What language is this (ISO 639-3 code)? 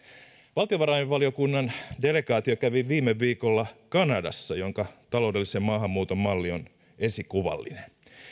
fin